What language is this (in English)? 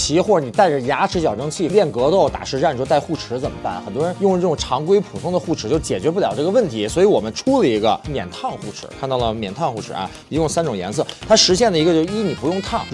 Chinese